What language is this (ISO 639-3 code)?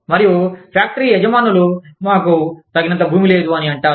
tel